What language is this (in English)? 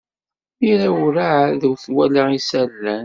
Kabyle